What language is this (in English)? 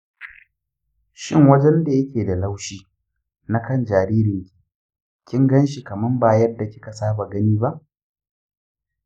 Hausa